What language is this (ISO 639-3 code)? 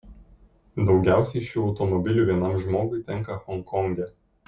lit